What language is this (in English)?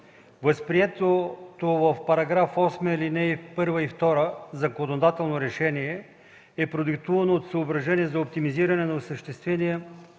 Bulgarian